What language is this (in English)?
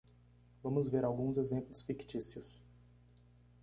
Portuguese